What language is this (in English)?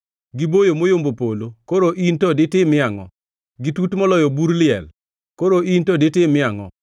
Luo (Kenya and Tanzania)